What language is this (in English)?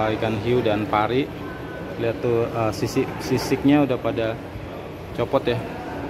Indonesian